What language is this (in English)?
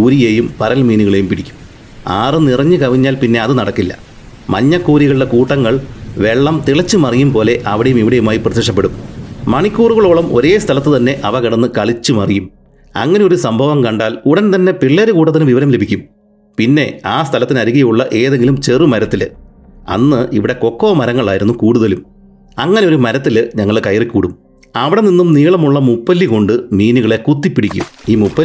Malayalam